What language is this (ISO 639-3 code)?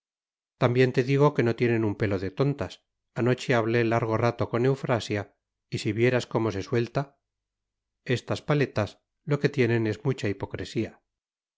spa